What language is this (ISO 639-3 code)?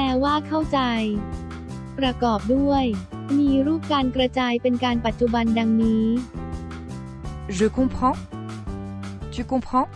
tha